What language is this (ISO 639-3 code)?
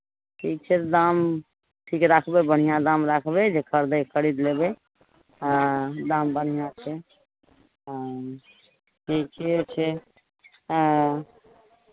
mai